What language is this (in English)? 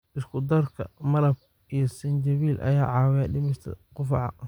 Somali